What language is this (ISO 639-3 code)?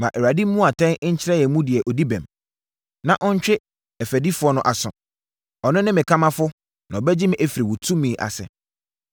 aka